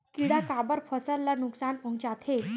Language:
Chhattisgarhi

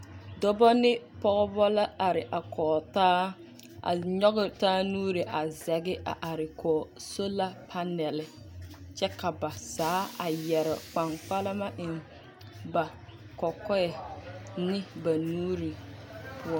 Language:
Southern Dagaare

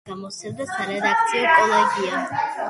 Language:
Georgian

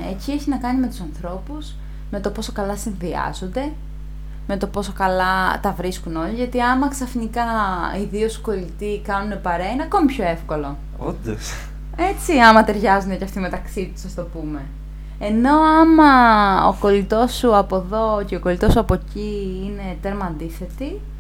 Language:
Greek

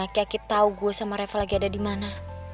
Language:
Indonesian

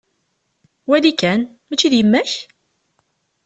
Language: Kabyle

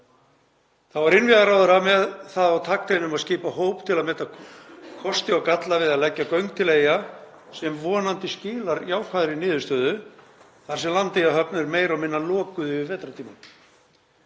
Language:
Icelandic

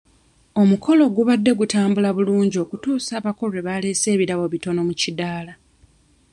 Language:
Ganda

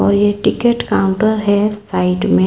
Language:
Hindi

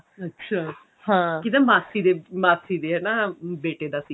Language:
Punjabi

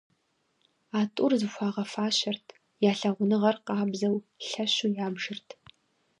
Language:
Kabardian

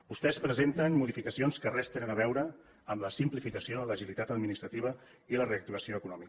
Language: Catalan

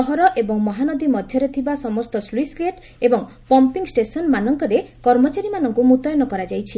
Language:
Odia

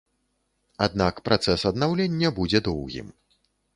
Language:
Belarusian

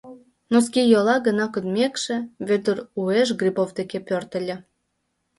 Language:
Mari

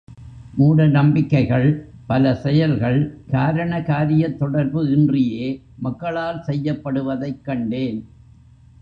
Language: Tamil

